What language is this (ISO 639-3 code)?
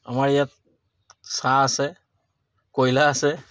asm